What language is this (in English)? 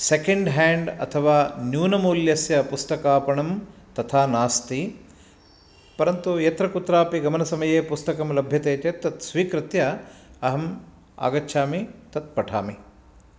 Sanskrit